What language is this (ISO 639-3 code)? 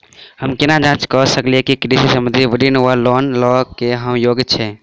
mai